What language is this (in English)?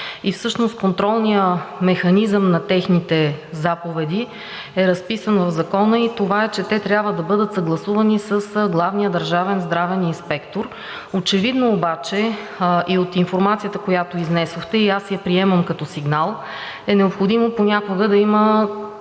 Bulgarian